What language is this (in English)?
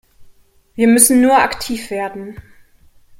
German